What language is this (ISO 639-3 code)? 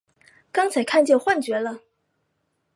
zho